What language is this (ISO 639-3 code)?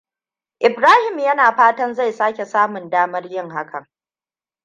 hau